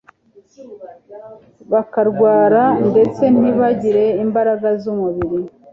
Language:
Kinyarwanda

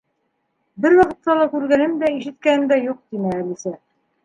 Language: Bashkir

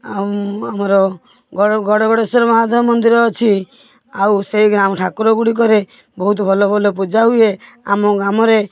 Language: Odia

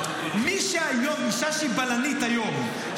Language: Hebrew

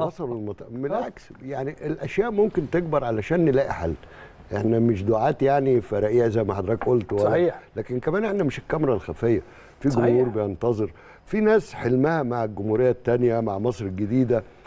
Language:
Arabic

